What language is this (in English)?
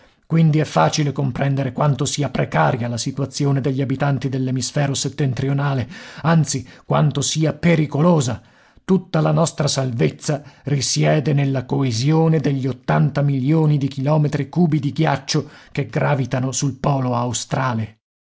Italian